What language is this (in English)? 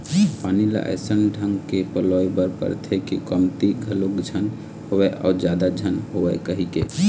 Chhattisgarhi